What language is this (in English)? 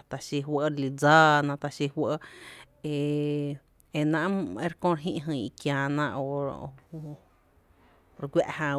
Tepinapa Chinantec